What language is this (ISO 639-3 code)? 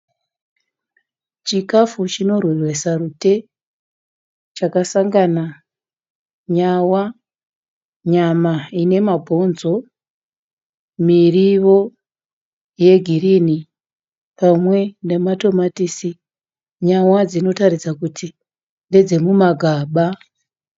sna